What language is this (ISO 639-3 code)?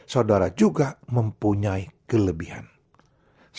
ind